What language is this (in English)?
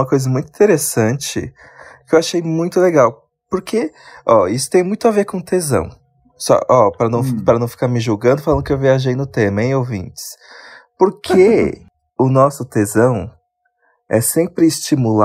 Portuguese